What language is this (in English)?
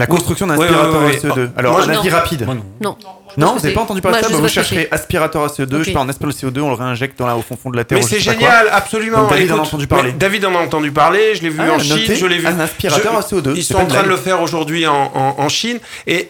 French